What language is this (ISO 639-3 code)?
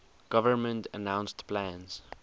eng